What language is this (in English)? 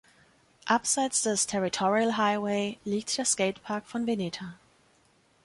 German